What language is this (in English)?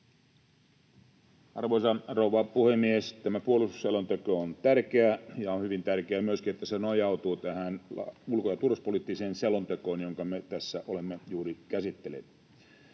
Finnish